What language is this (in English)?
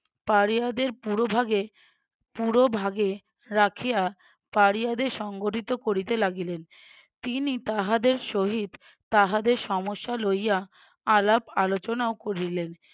Bangla